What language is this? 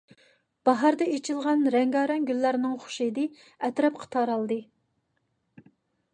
Uyghur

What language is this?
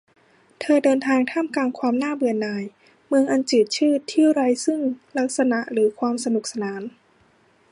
Thai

